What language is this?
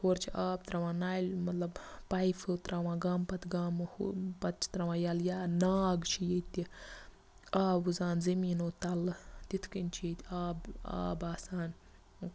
Kashmiri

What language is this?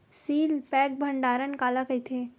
Chhattisgarhi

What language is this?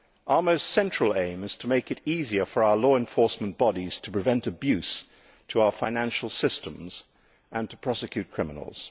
English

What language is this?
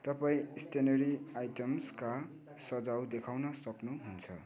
Nepali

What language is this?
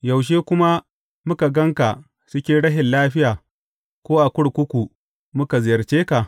Hausa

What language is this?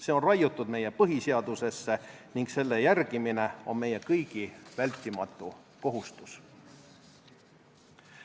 Estonian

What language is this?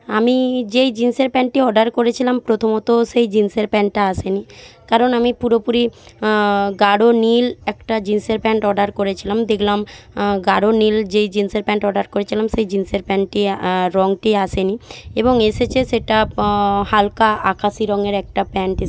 Bangla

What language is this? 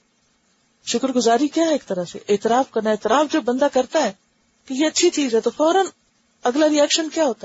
Urdu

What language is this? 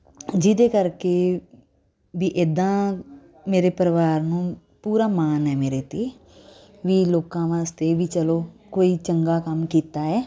Punjabi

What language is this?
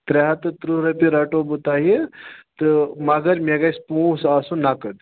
Kashmiri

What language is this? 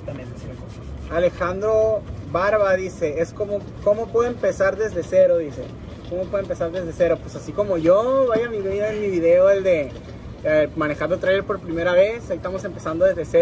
Spanish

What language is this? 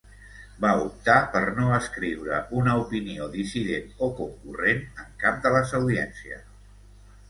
Catalan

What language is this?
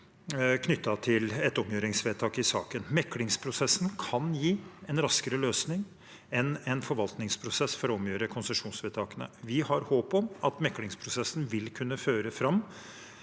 Norwegian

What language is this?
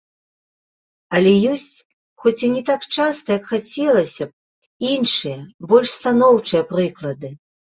Belarusian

